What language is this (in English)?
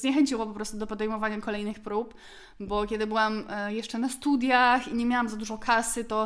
Polish